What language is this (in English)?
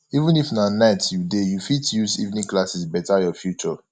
Nigerian Pidgin